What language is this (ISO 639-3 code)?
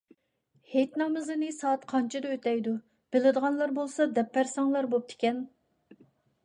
uig